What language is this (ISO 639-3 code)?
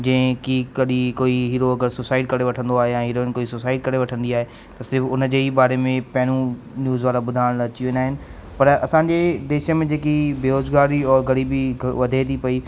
snd